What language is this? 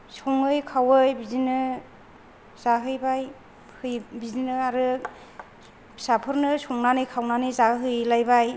Bodo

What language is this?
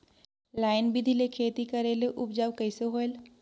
Chhattisgarhi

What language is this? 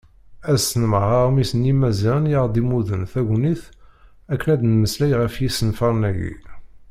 Kabyle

